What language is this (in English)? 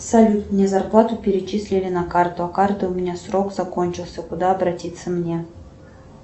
Russian